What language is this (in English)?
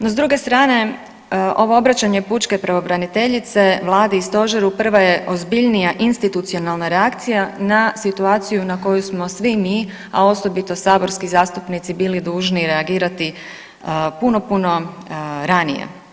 Croatian